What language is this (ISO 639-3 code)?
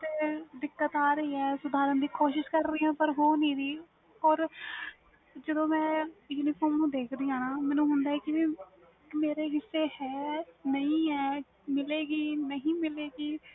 pan